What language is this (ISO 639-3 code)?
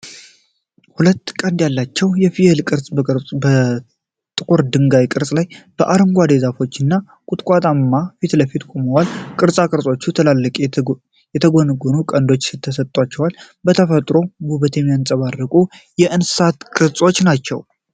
amh